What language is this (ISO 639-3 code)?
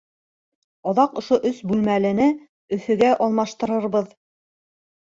bak